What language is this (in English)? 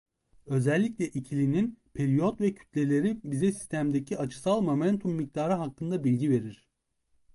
Turkish